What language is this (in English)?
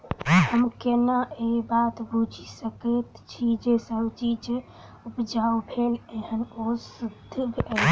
Maithili